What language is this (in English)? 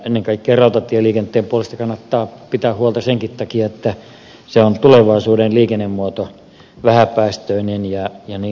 Finnish